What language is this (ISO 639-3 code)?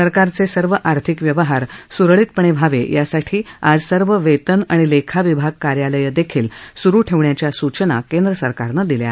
mar